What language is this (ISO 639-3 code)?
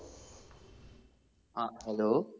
mal